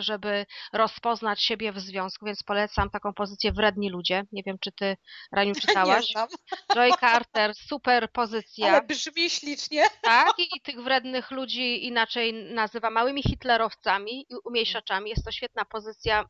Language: Polish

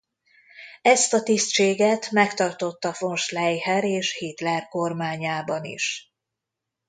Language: Hungarian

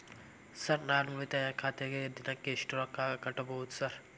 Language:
Kannada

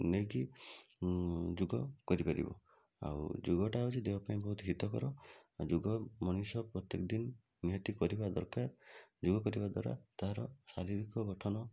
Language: Odia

